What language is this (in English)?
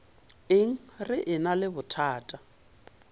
Northern Sotho